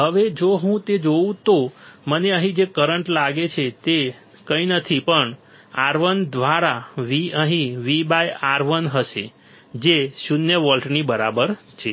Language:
Gujarati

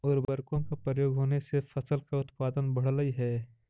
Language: Magahi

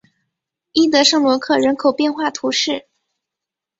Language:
Chinese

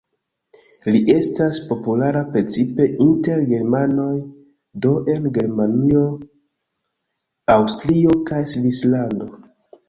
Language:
Esperanto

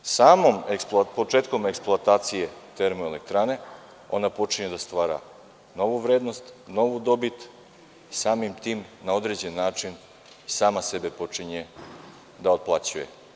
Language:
Serbian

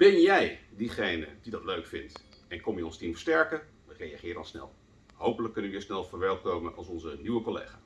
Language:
Dutch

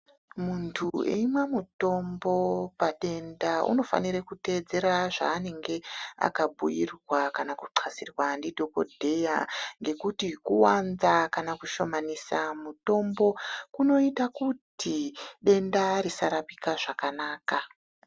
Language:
Ndau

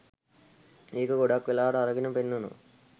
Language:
Sinhala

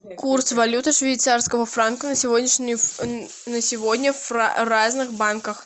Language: Russian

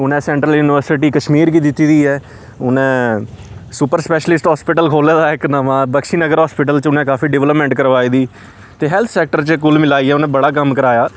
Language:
Dogri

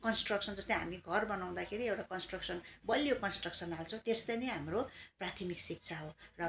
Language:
Nepali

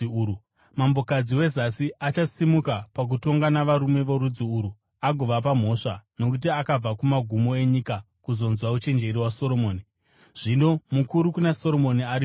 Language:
Shona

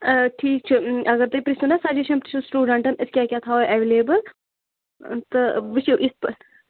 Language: Kashmiri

